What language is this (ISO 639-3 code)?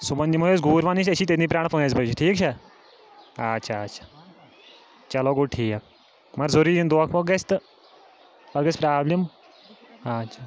kas